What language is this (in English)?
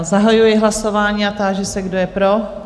Czech